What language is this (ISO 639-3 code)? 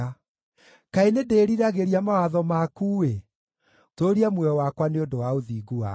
kik